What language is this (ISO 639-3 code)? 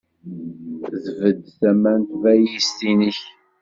kab